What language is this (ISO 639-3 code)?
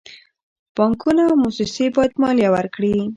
pus